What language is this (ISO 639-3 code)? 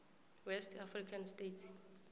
nbl